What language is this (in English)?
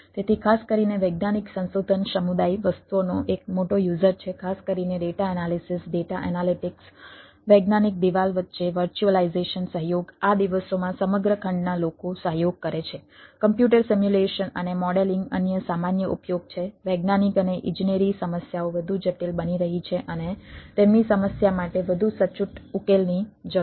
Gujarati